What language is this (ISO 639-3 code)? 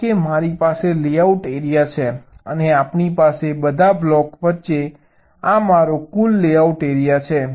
guj